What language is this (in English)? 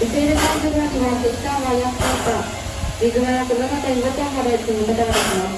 Japanese